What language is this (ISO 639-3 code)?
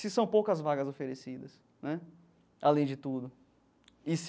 por